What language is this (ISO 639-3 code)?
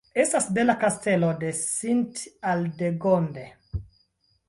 epo